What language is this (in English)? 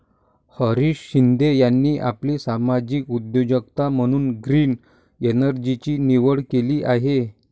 Marathi